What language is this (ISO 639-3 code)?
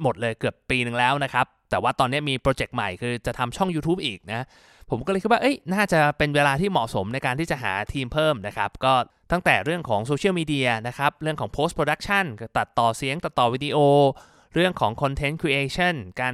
tha